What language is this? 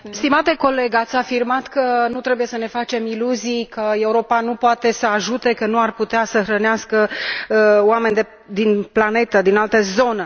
Romanian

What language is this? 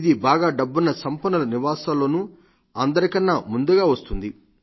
Telugu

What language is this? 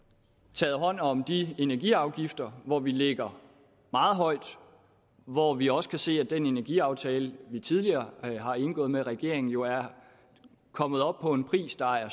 Danish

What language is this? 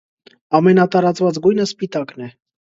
Armenian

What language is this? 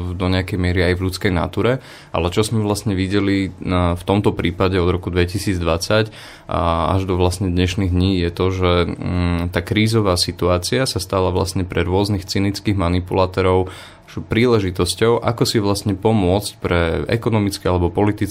Slovak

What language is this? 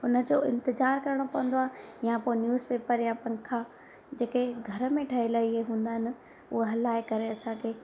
Sindhi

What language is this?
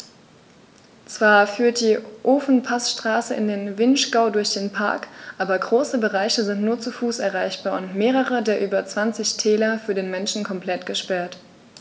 German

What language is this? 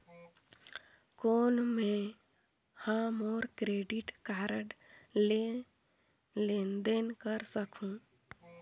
Chhattisgarhi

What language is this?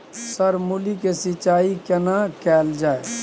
Maithili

